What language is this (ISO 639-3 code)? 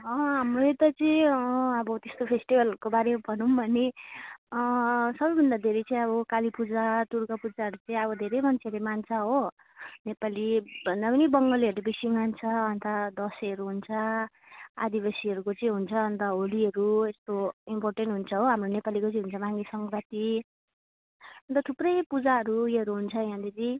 nep